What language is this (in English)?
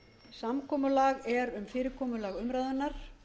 Icelandic